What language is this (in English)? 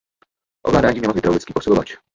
Czech